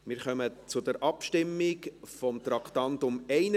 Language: Swiss German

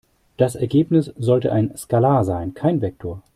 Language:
German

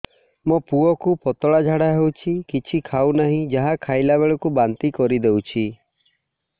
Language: Odia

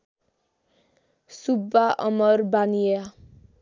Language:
Nepali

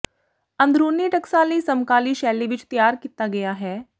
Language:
Punjabi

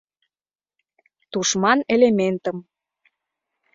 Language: Mari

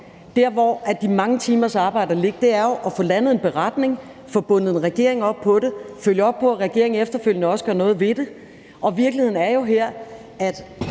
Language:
Danish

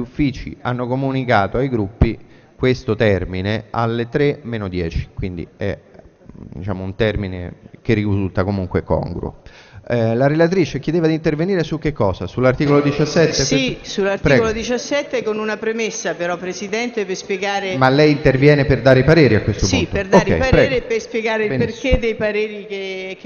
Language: Italian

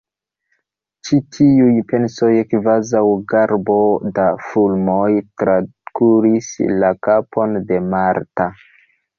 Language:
Esperanto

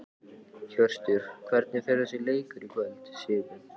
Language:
Icelandic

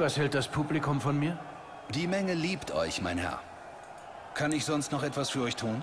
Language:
German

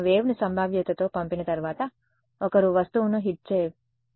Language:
Telugu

